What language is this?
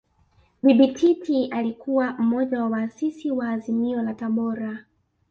Swahili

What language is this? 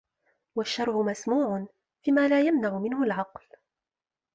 Arabic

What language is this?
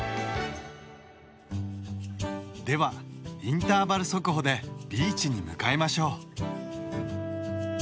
Japanese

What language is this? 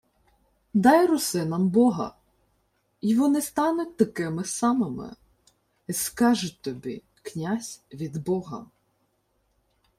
Ukrainian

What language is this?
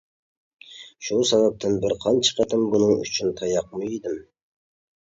Uyghur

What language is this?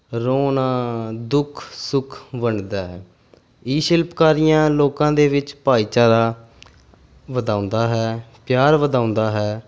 Punjabi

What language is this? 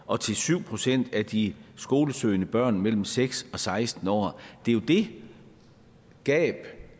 Danish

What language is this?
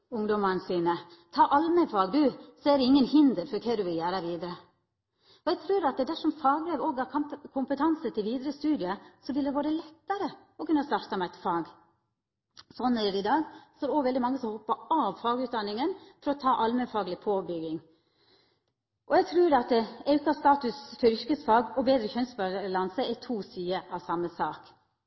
Norwegian Nynorsk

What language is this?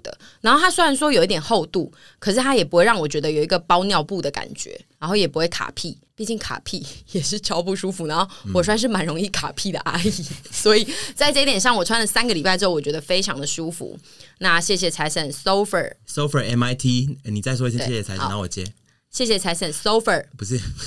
Chinese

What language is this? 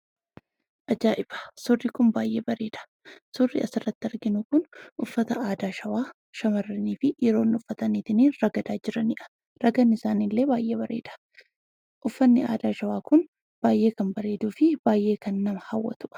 Oromo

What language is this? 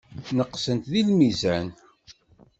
Kabyle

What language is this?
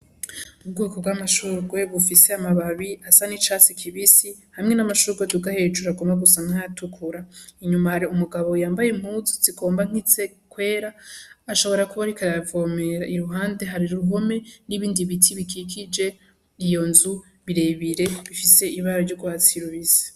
Rundi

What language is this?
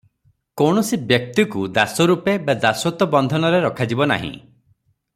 Odia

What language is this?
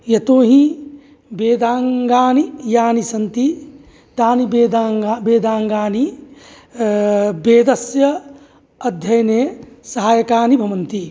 Sanskrit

